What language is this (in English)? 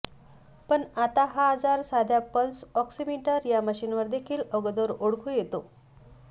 Marathi